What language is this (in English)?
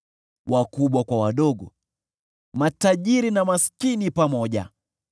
Swahili